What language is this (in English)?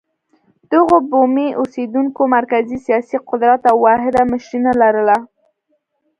Pashto